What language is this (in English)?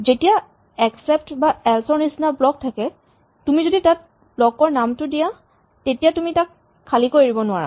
Assamese